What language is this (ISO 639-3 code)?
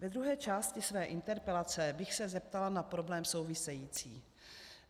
ces